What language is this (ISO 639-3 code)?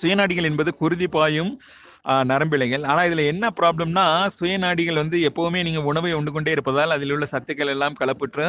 tam